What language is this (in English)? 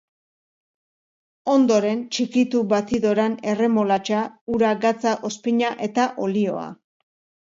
Basque